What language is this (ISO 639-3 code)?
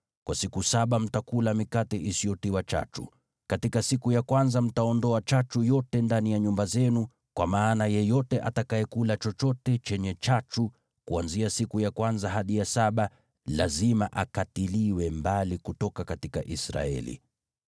swa